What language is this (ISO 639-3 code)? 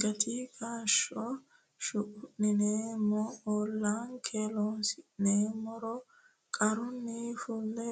sid